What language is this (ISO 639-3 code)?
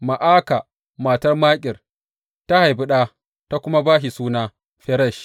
hau